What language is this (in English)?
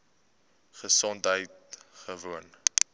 Afrikaans